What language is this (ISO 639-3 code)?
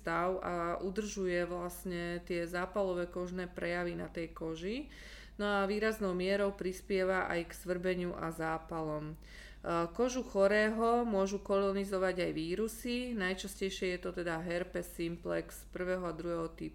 slk